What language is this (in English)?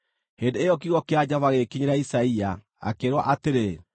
Kikuyu